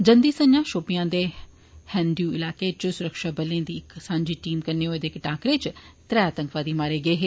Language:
Dogri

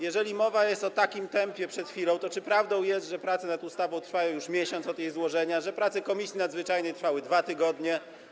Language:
Polish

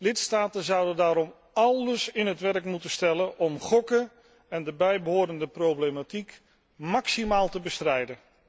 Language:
Dutch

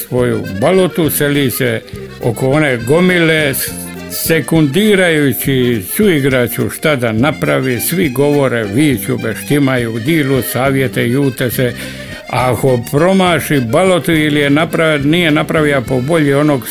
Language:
Croatian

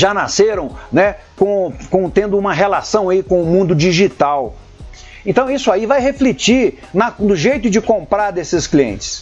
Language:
Portuguese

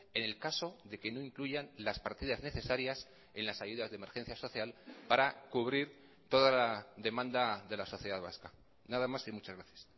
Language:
Spanish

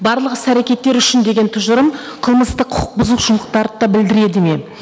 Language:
Kazakh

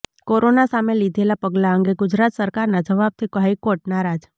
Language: Gujarati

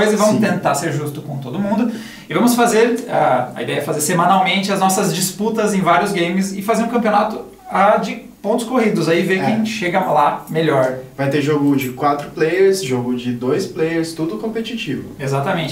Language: Portuguese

